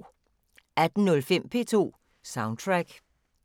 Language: Danish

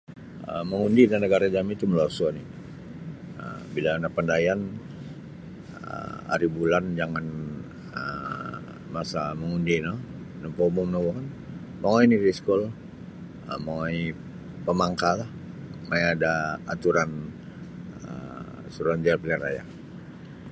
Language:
Sabah Bisaya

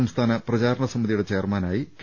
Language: Malayalam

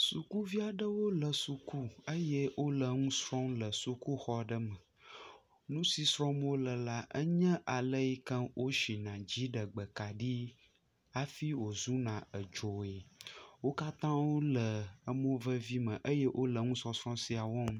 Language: Ewe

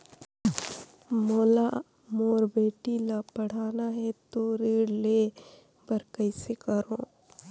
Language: Chhattisgarhi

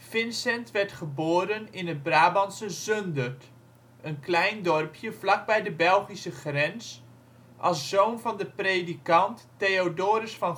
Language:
Dutch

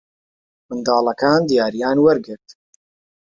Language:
Central Kurdish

